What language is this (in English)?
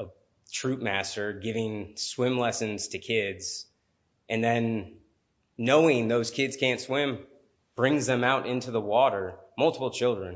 English